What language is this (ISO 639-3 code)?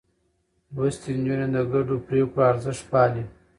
pus